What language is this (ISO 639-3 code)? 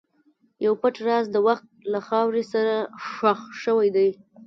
pus